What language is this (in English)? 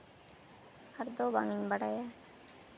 Santali